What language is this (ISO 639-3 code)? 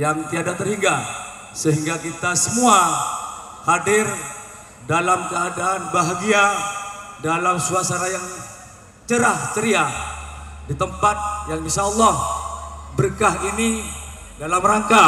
ind